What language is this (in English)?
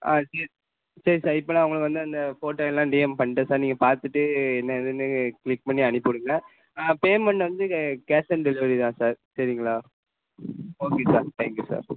Tamil